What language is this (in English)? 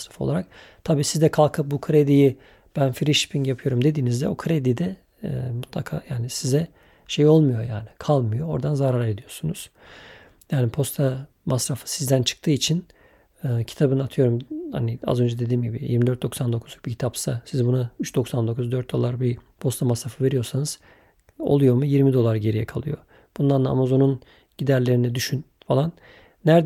Turkish